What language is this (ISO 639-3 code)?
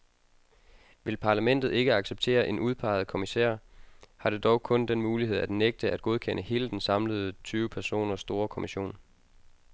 dan